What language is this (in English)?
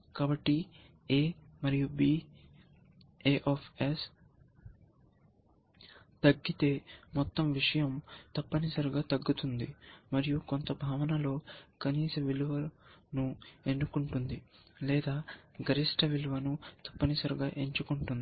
Telugu